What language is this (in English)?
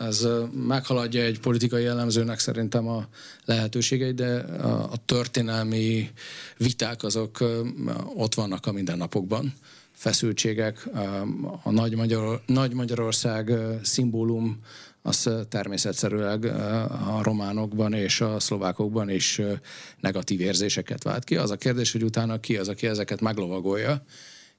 Hungarian